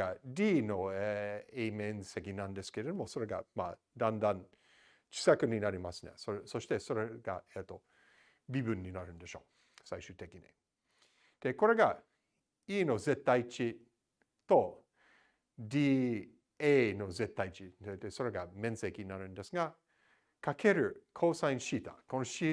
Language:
Japanese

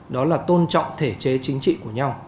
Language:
Vietnamese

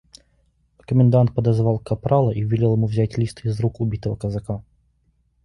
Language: Russian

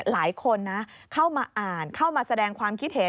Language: Thai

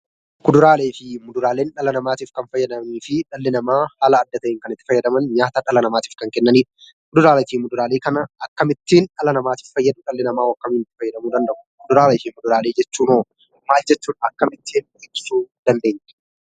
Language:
Oromo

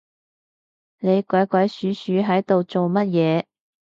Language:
Cantonese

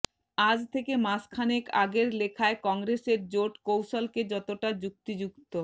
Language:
Bangla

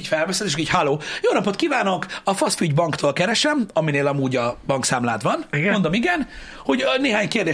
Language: Hungarian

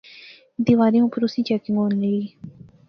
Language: Pahari-Potwari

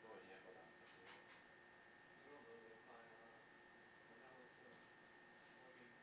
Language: English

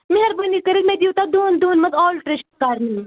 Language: Kashmiri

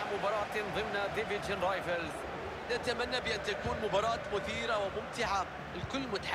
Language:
Arabic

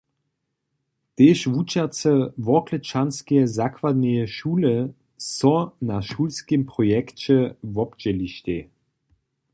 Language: Upper Sorbian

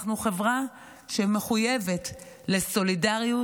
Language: Hebrew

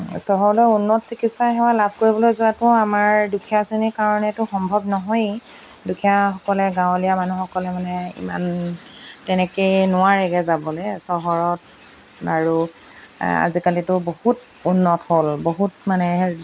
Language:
Assamese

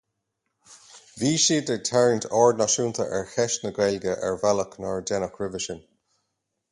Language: Irish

